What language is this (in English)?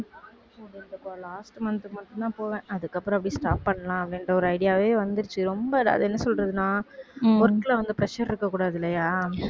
Tamil